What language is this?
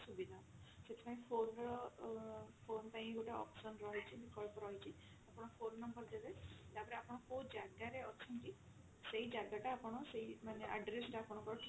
Odia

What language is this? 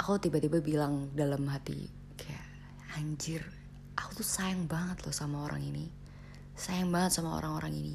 Indonesian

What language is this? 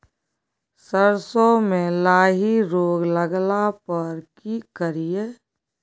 Maithili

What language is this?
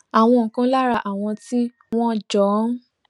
Yoruba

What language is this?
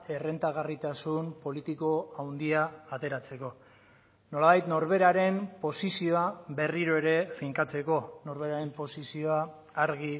Basque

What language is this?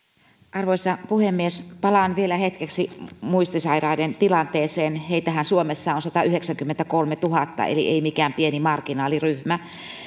Finnish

